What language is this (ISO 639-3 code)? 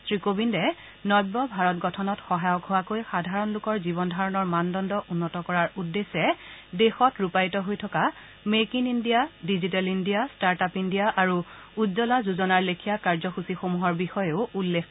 asm